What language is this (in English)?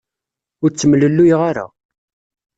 Kabyle